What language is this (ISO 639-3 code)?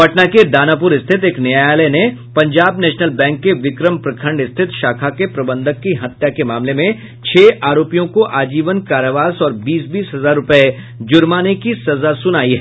hin